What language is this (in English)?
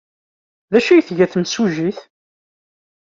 Kabyle